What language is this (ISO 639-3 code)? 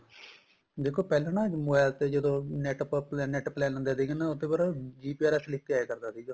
pan